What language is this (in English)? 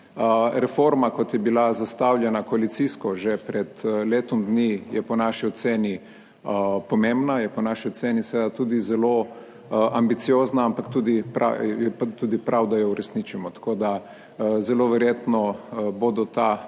Slovenian